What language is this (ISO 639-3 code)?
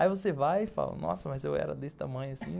por